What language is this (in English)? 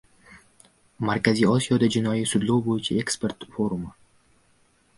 Uzbek